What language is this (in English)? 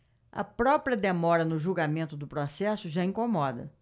Portuguese